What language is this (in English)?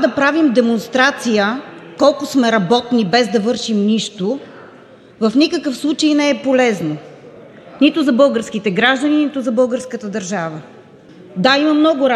Bulgarian